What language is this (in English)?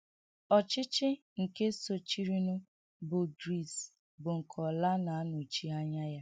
Igbo